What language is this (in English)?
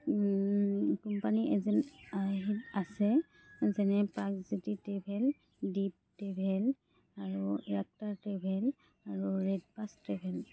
Assamese